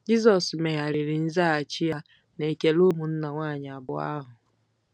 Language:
Igbo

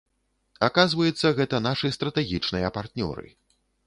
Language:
Belarusian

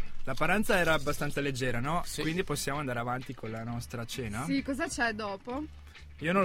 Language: Italian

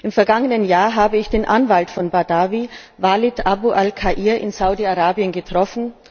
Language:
German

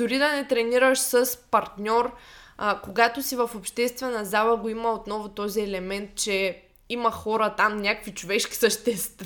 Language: Bulgarian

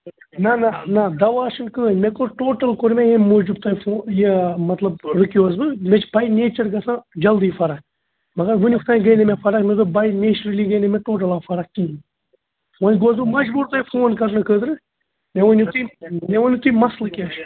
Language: Kashmiri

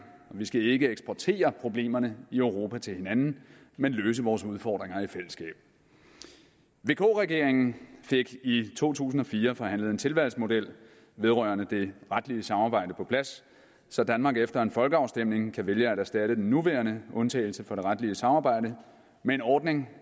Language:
Danish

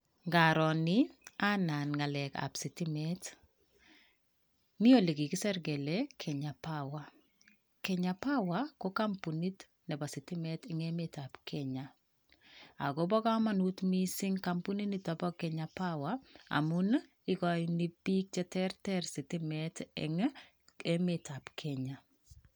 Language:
Kalenjin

